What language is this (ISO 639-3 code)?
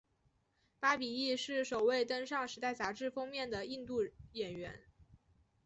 zho